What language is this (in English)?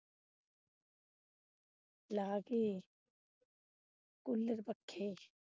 Punjabi